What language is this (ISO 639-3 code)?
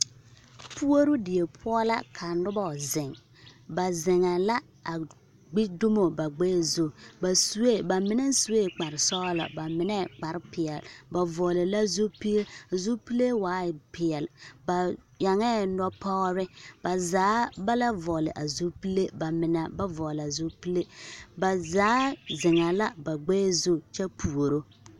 dga